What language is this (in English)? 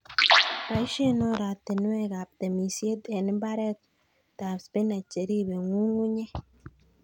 Kalenjin